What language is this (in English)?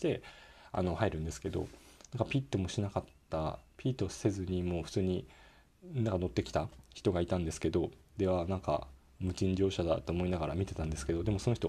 Japanese